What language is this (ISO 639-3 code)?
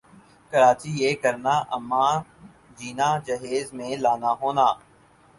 urd